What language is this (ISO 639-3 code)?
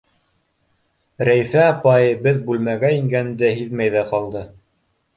bak